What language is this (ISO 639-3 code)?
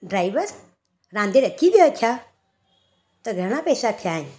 snd